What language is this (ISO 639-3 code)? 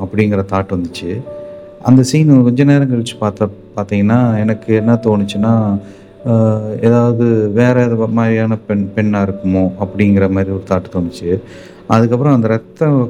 tam